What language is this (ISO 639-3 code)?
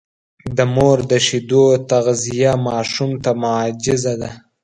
pus